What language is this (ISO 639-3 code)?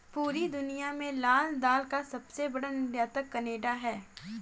hin